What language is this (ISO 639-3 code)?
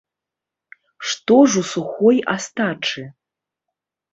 bel